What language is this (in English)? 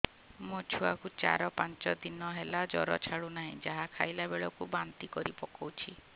Odia